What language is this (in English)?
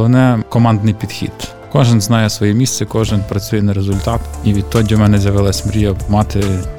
Ukrainian